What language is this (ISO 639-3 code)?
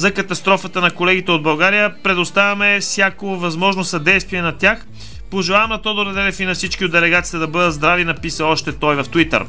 bul